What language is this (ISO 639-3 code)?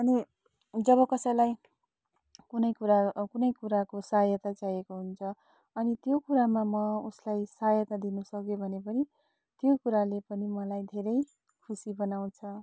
nep